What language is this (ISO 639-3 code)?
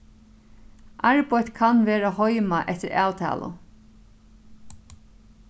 fao